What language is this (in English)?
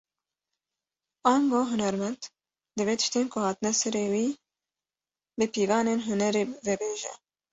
Kurdish